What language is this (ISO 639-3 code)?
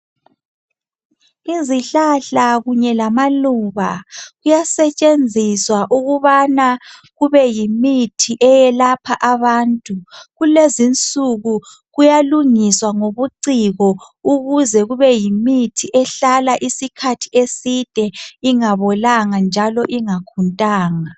nde